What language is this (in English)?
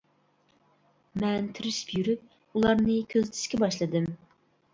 Uyghur